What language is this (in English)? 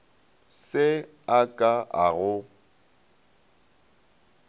Northern Sotho